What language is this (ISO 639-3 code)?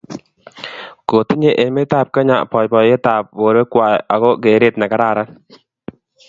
kln